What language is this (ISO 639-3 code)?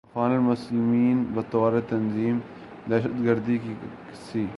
urd